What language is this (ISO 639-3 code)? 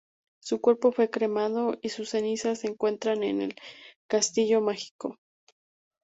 spa